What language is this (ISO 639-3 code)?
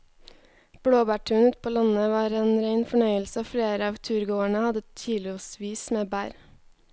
nor